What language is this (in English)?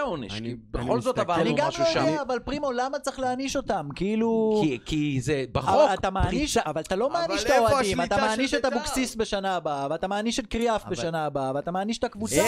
Hebrew